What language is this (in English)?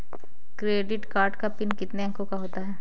Hindi